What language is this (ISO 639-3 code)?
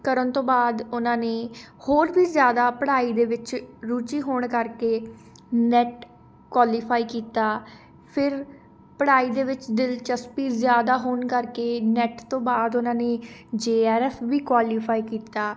pan